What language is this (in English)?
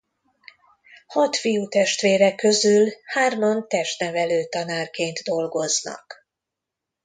Hungarian